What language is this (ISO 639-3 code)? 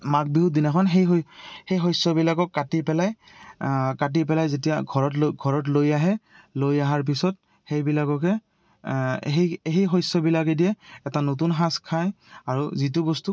asm